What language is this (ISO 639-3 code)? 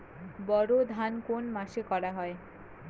ben